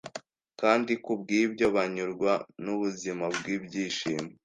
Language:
Kinyarwanda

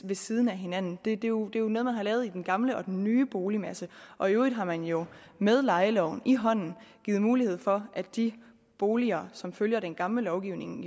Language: Danish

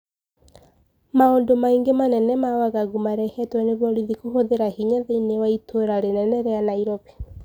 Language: Kikuyu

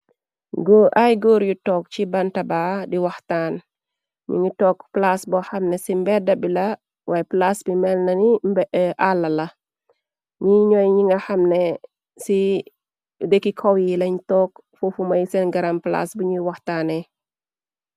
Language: Wolof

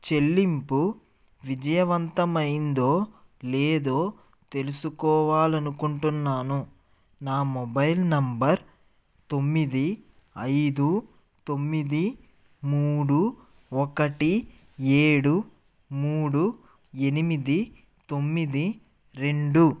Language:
Telugu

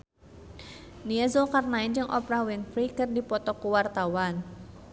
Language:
Sundanese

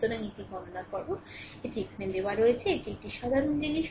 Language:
Bangla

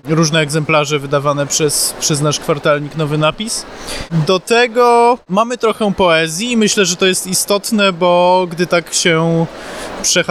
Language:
Polish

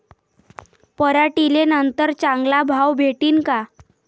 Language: Marathi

